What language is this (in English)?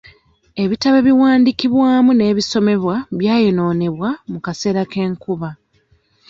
Ganda